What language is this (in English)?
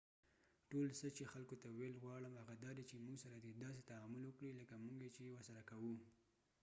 Pashto